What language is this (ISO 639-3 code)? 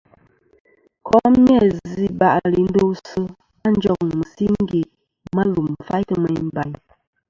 bkm